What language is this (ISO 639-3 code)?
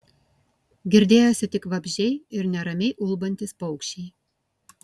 lit